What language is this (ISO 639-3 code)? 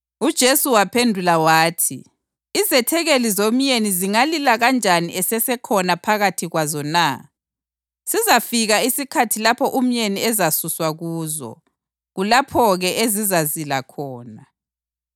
nde